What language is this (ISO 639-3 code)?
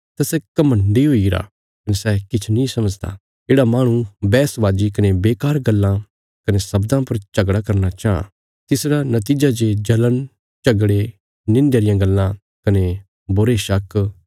kfs